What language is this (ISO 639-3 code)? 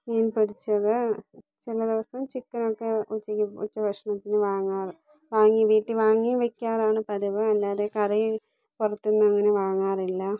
mal